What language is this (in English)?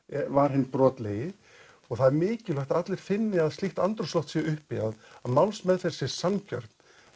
Icelandic